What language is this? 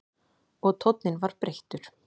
Icelandic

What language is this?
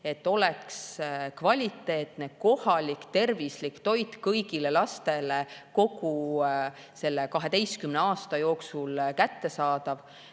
Estonian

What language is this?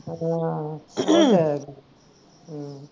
Punjabi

